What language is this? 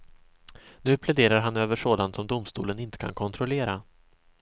Swedish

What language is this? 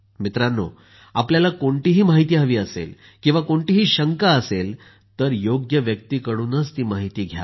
Marathi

